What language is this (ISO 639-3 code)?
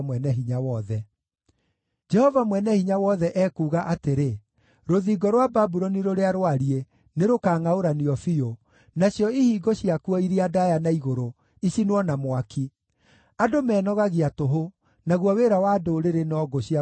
kik